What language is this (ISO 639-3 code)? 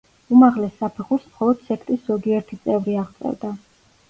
kat